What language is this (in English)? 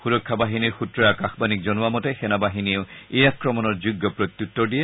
Assamese